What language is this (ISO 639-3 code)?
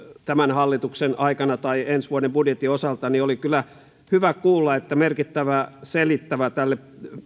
fin